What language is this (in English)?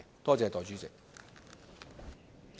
Cantonese